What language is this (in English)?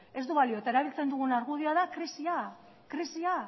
Basque